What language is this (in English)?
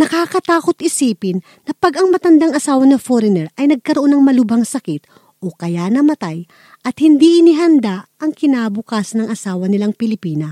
Filipino